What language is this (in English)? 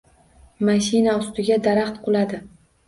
Uzbek